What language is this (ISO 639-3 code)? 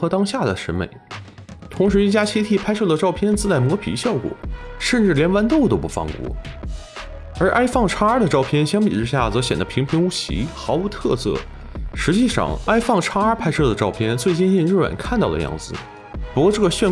zho